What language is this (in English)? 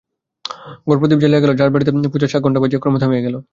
Bangla